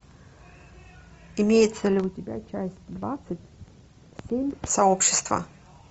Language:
Russian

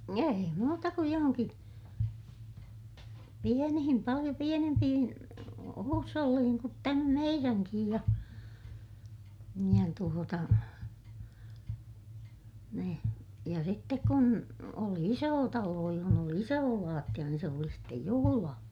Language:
Finnish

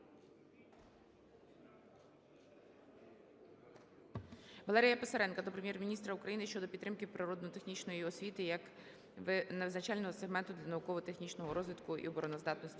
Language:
Ukrainian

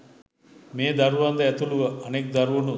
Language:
Sinhala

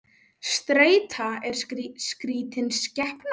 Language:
Icelandic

